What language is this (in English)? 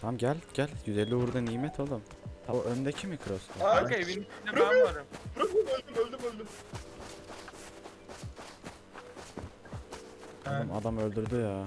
Turkish